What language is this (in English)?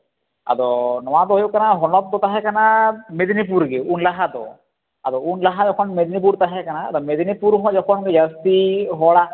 Santali